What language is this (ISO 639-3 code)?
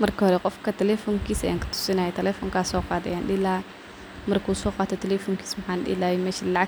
som